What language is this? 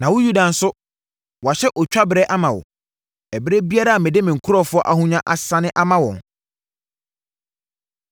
Akan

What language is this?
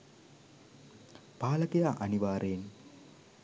Sinhala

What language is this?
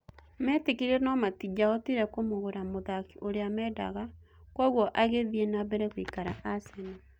Kikuyu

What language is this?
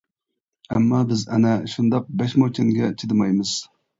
Uyghur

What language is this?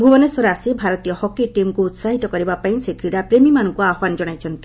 Odia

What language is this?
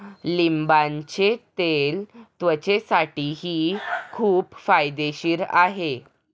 Marathi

